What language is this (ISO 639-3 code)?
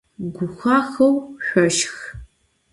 ady